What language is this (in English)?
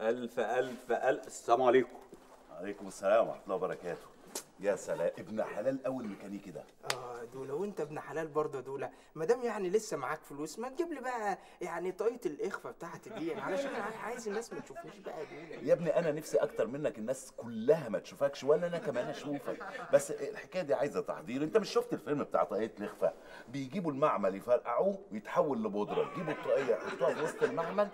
Arabic